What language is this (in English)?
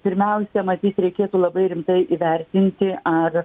Lithuanian